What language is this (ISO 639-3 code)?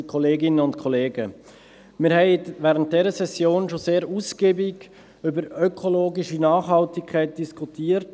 gsw